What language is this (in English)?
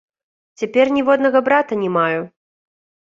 Belarusian